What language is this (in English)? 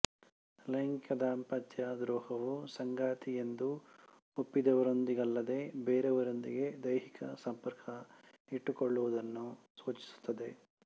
Kannada